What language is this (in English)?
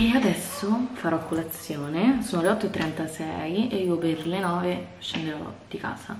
Italian